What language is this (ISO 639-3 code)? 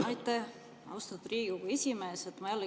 est